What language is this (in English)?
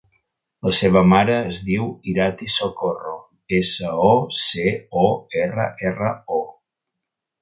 Catalan